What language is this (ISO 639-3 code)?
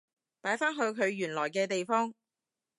yue